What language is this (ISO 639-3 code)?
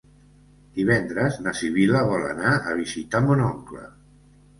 cat